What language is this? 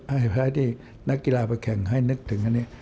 Thai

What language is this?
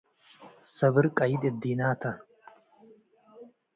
Tigre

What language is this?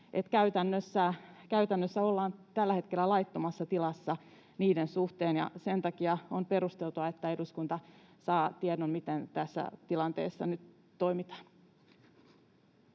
Finnish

